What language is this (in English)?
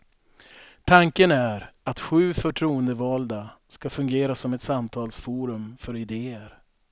Swedish